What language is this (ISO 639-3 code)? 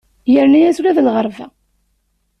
kab